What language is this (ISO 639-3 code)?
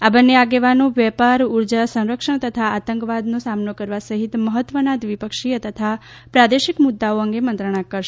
guj